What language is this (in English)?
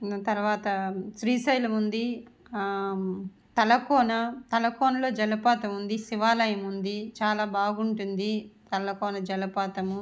Telugu